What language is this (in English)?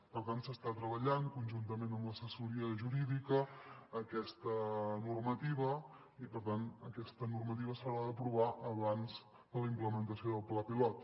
Catalan